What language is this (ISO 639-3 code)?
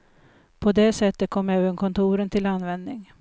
swe